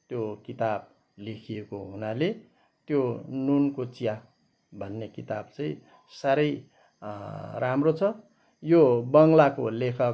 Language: Nepali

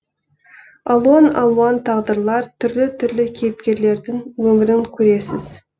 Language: Kazakh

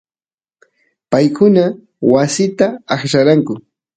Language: Santiago del Estero Quichua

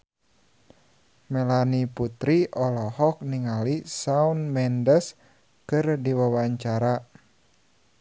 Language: Sundanese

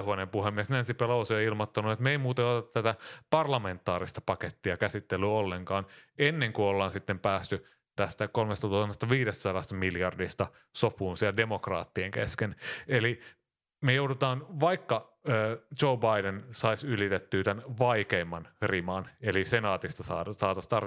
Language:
Finnish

